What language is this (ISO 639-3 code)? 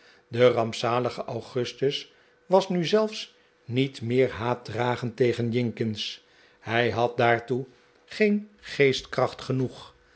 nld